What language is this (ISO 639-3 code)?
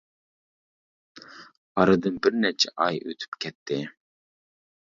uig